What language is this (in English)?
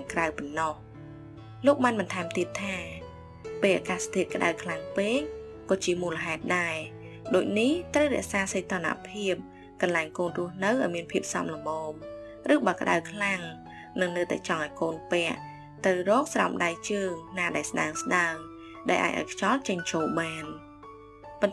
Vietnamese